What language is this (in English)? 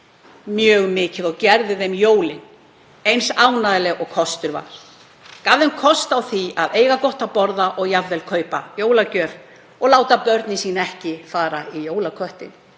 Icelandic